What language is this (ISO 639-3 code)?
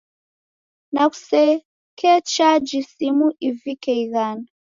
dav